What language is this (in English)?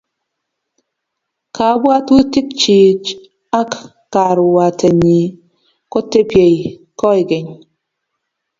Kalenjin